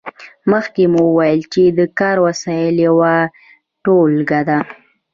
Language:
Pashto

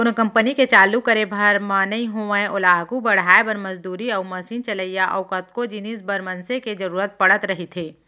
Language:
Chhattisgarhi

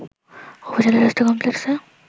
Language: Bangla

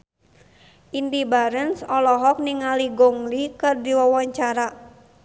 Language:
Sundanese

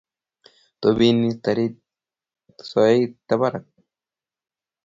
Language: Kalenjin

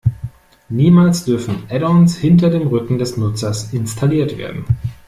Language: German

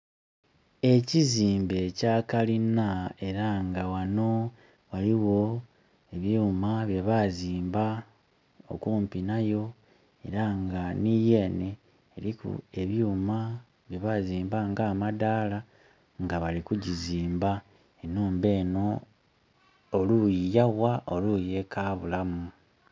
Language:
Soga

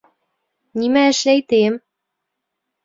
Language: Bashkir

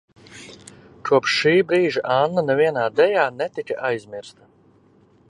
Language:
Latvian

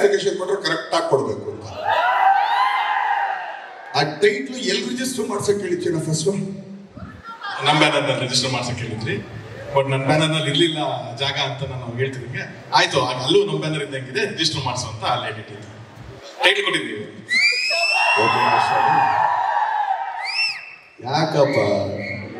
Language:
Kannada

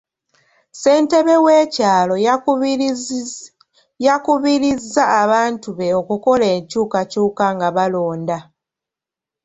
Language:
Ganda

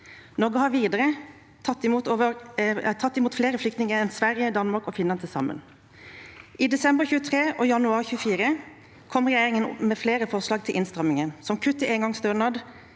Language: Norwegian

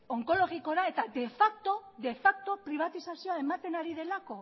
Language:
Basque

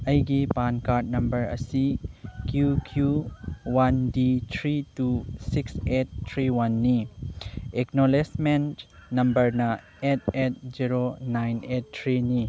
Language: Manipuri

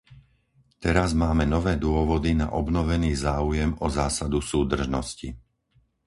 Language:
Slovak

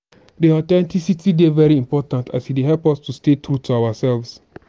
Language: Nigerian Pidgin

